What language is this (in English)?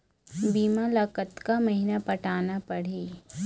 Chhattisgarhi